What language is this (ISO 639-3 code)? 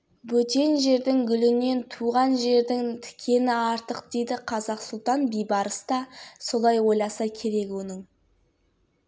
kaz